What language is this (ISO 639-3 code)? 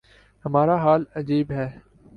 urd